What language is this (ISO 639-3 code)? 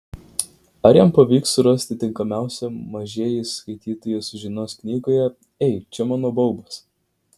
lit